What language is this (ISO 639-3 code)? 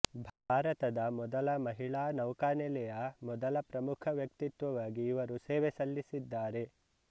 kan